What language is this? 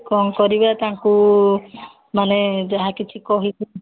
Odia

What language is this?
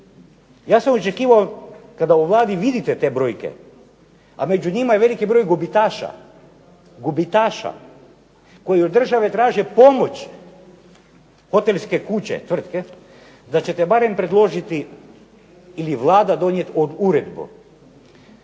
Croatian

